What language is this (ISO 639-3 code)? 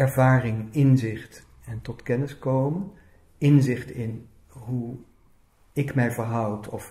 nld